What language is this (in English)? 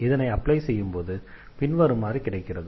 Tamil